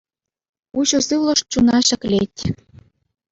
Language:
Chuvash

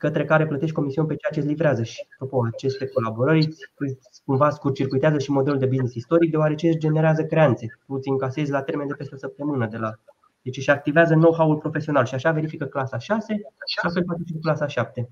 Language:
Romanian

